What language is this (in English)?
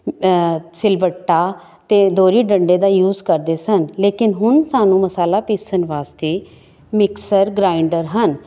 Punjabi